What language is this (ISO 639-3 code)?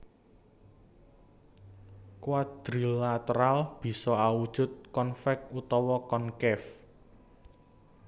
jav